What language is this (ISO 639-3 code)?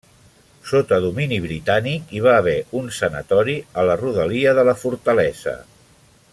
cat